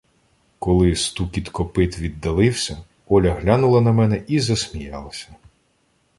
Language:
Ukrainian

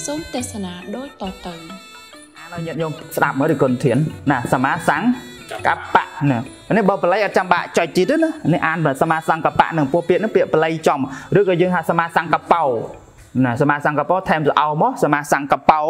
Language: Thai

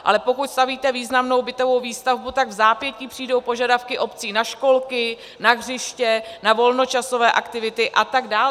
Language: Czech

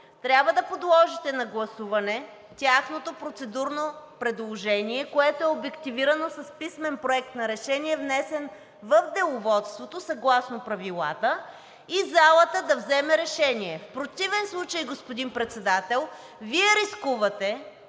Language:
Bulgarian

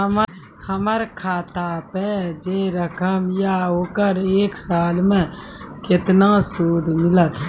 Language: Maithili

